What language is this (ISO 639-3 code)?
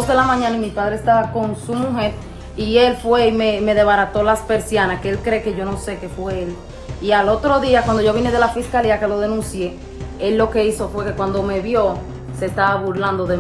spa